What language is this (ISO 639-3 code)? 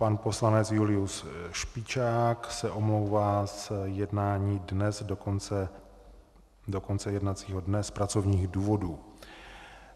ces